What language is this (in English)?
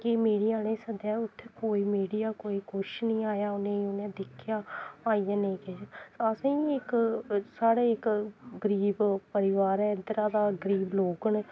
Dogri